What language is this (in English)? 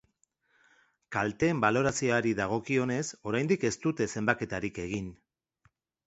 Basque